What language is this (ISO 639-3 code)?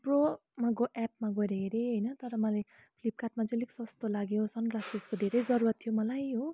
nep